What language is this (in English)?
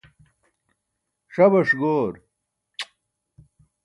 Burushaski